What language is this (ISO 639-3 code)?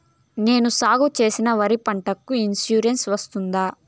tel